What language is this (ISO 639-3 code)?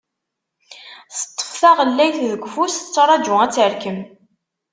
kab